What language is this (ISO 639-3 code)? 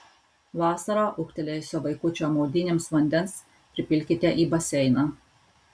lit